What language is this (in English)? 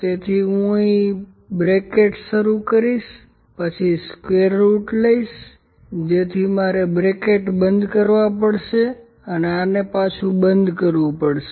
Gujarati